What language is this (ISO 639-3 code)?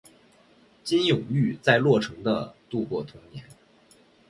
zho